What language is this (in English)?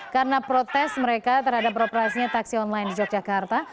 Indonesian